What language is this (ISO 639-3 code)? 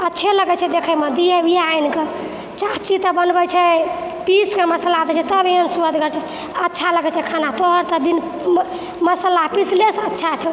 mai